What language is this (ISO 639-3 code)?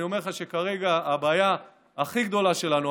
heb